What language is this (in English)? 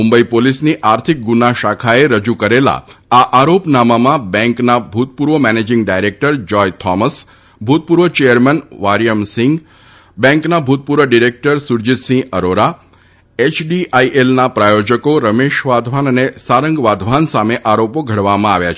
Gujarati